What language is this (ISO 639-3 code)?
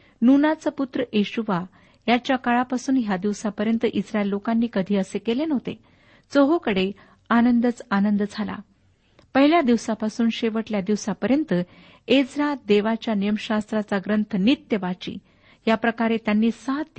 mar